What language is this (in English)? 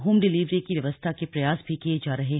Hindi